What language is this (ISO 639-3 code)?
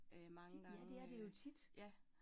dan